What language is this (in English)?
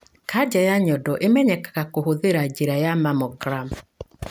Kikuyu